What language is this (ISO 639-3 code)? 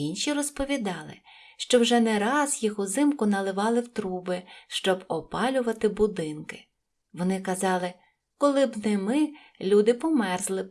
ukr